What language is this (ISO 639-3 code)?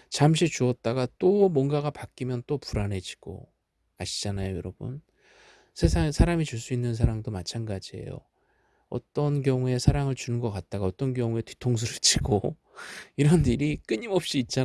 kor